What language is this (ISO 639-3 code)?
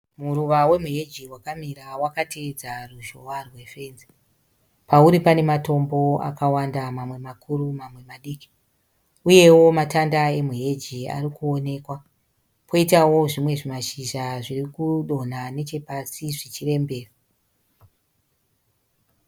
sna